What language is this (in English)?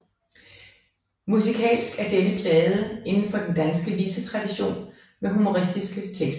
Danish